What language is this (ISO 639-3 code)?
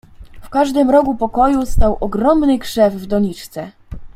pol